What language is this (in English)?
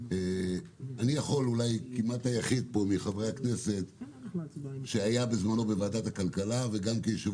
Hebrew